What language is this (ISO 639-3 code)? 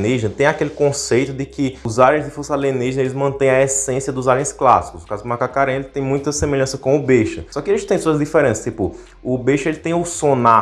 por